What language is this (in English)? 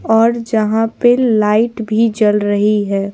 Hindi